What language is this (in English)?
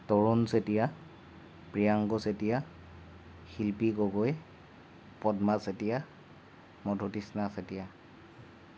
Assamese